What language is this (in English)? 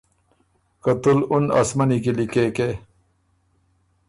Ormuri